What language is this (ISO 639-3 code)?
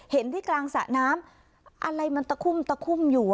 tha